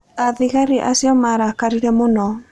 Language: Kikuyu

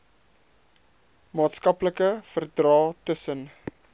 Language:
Afrikaans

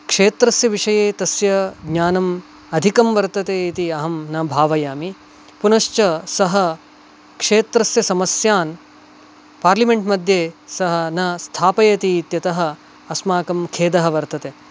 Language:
Sanskrit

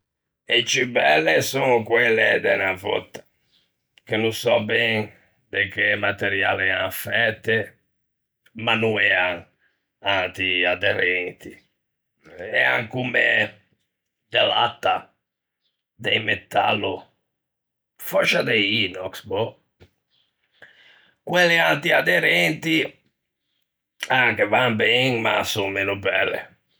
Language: Ligurian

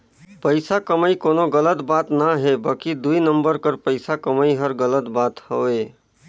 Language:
Chhattisgarhi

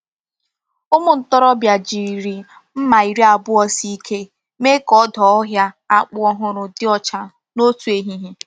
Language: Igbo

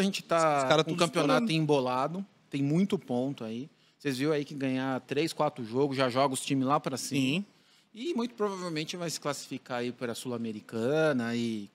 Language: Portuguese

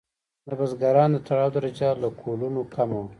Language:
Pashto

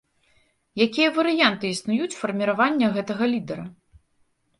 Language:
Belarusian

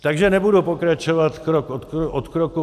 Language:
Czech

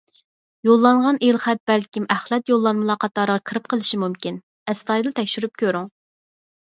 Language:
Uyghur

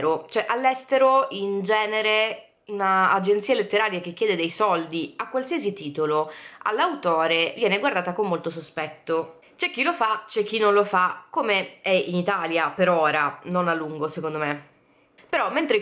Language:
Italian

